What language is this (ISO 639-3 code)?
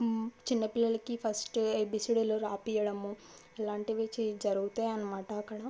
tel